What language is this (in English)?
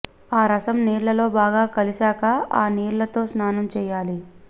Telugu